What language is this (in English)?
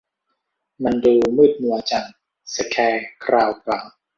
Thai